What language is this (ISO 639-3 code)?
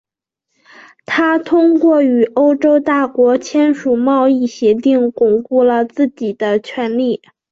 zho